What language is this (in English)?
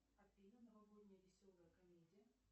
Russian